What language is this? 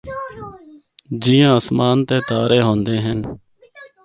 Northern Hindko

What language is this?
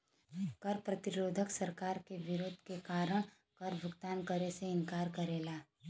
Bhojpuri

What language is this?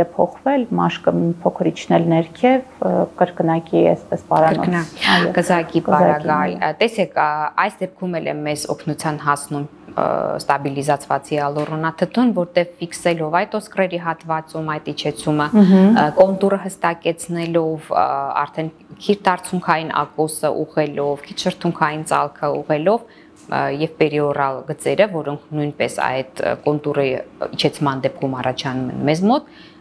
Romanian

